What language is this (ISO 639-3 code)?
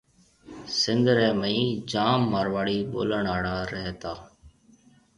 mve